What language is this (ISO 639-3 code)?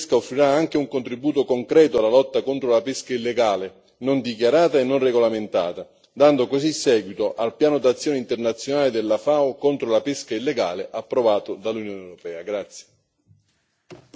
ita